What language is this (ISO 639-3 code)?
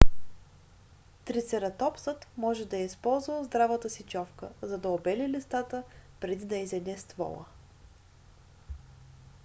bul